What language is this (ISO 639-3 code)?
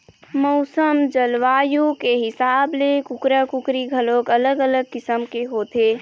hne